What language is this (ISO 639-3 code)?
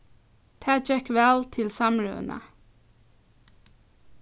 fao